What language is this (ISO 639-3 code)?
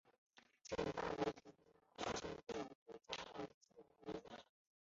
zho